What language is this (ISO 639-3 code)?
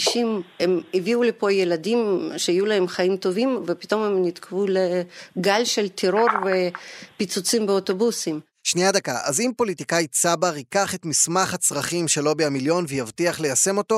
heb